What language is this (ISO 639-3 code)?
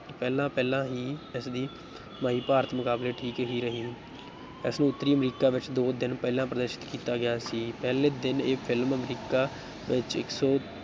pan